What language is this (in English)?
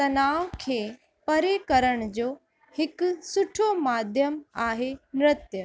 Sindhi